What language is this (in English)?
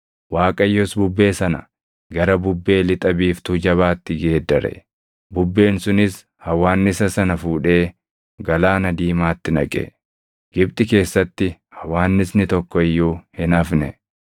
Oromo